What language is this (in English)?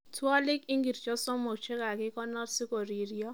Kalenjin